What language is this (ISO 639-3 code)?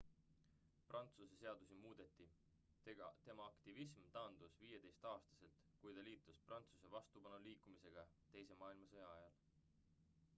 est